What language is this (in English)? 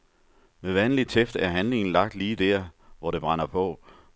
Danish